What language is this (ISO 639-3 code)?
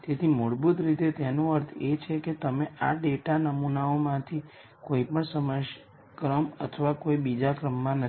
guj